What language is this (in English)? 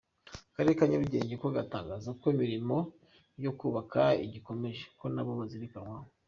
Kinyarwanda